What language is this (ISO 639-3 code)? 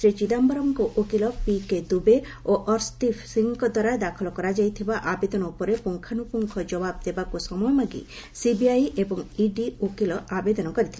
ori